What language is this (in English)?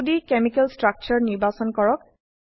Assamese